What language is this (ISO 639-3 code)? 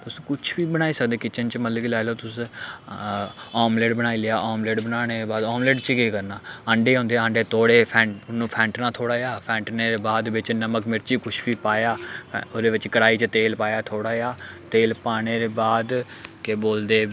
doi